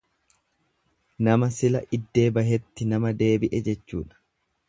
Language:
Oromo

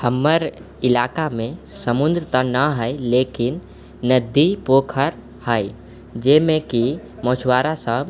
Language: Maithili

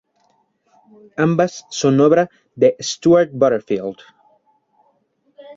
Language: Spanish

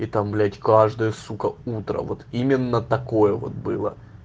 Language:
Russian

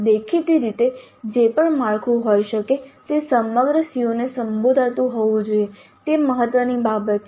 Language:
Gujarati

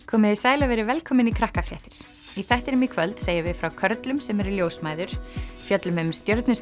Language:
Icelandic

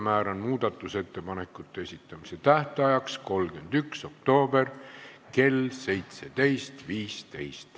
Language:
Estonian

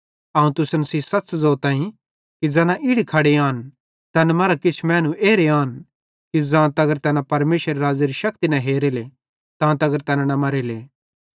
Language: Bhadrawahi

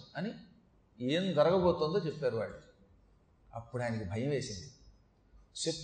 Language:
Telugu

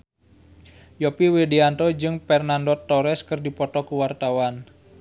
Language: Sundanese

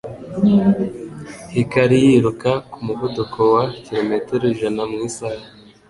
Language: Kinyarwanda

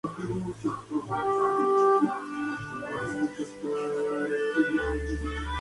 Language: Spanish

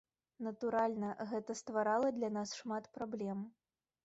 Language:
Belarusian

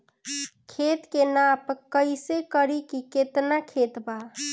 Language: Bhojpuri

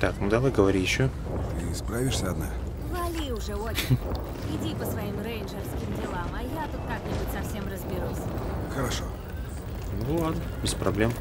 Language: Russian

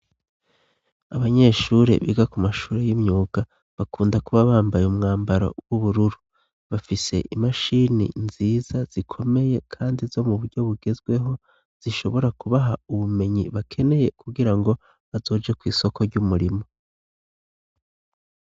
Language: Rundi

